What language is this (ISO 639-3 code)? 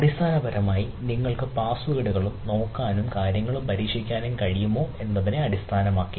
mal